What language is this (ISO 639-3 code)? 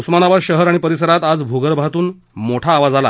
mar